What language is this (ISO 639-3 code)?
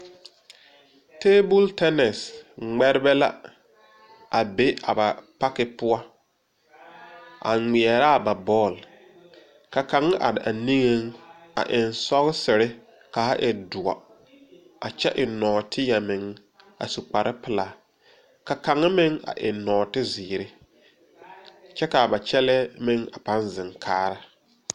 dga